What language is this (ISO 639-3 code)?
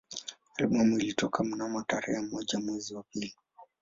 swa